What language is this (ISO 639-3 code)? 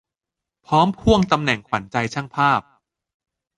tha